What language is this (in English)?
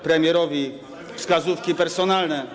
Polish